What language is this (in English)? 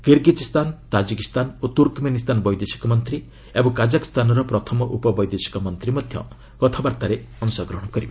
Odia